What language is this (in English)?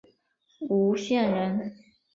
Chinese